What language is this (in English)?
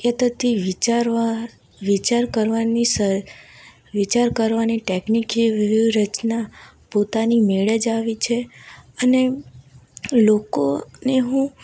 Gujarati